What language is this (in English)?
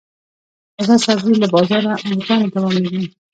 Pashto